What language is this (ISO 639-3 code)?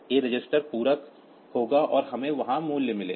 hin